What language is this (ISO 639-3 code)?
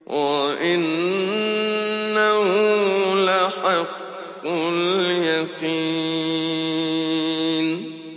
ara